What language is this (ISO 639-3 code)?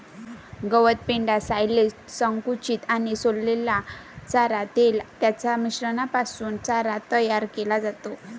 mar